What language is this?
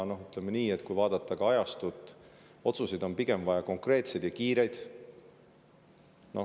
Estonian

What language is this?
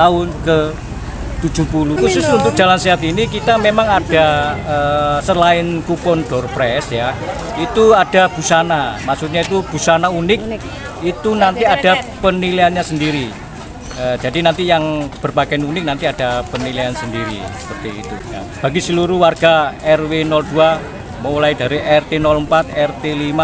Indonesian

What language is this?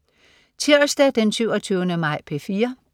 Danish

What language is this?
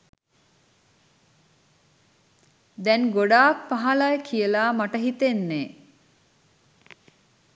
Sinhala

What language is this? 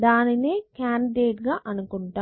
Telugu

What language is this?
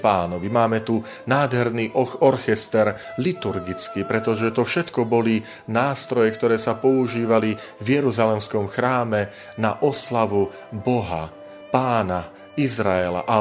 Slovak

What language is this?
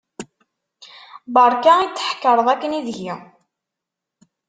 Kabyle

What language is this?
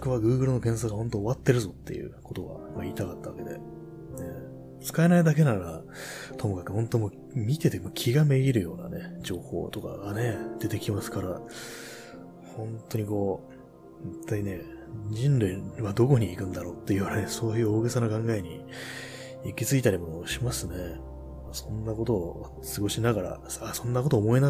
Japanese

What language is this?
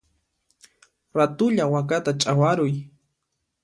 Puno Quechua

